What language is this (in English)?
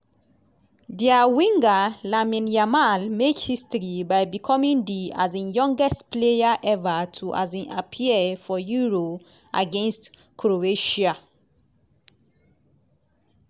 Nigerian Pidgin